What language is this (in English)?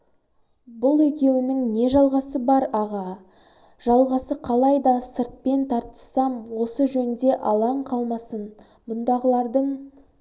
Kazakh